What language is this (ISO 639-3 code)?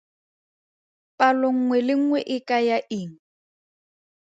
tsn